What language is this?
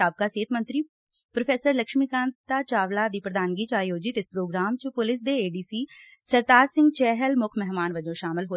Punjabi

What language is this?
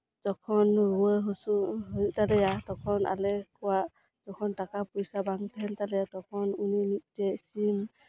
Santali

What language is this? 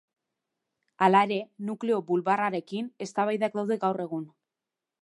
Basque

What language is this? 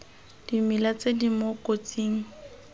Tswana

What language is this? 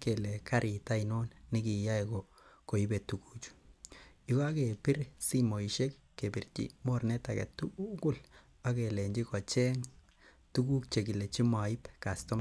Kalenjin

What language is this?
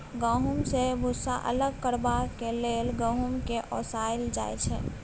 Maithili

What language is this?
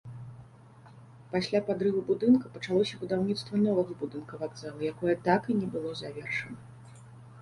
Belarusian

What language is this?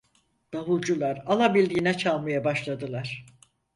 Turkish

